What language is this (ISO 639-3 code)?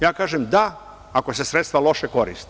srp